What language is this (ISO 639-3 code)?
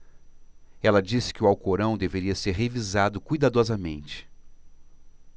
por